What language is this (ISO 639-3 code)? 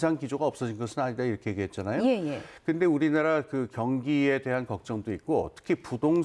kor